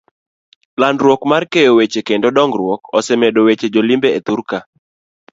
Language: Luo (Kenya and Tanzania)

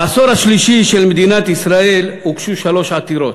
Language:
Hebrew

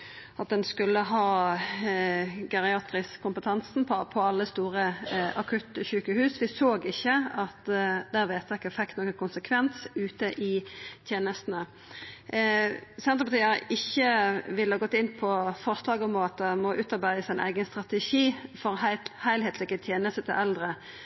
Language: Norwegian Nynorsk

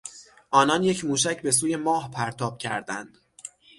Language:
Persian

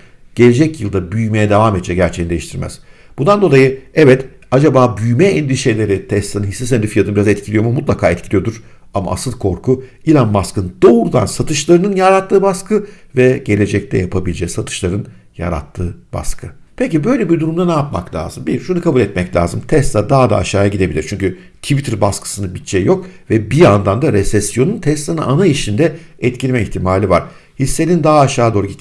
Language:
Turkish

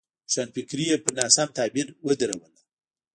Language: Pashto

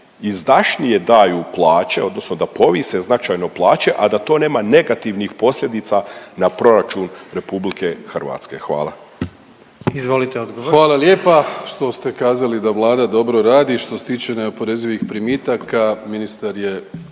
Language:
Croatian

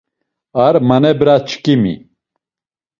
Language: Laz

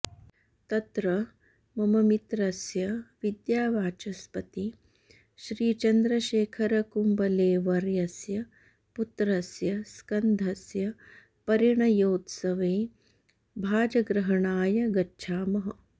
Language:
Sanskrit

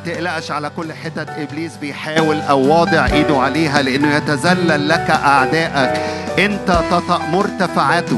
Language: Arabic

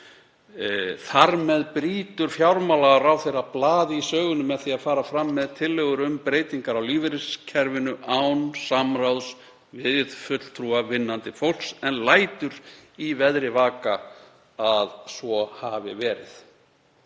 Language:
Icelandic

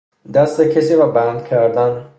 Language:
Persian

